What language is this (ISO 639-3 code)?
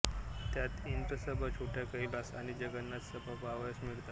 mar